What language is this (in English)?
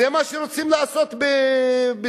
Hebrew